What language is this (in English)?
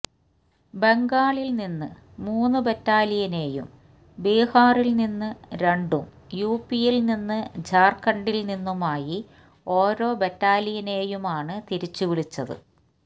Malayalam